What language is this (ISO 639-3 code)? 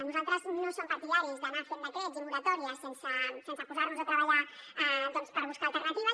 cat